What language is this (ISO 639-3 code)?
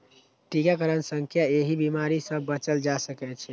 mai